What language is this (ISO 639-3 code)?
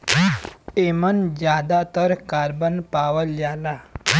bho